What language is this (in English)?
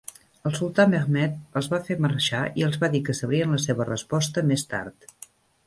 Catalan